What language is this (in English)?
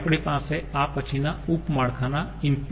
Gujarati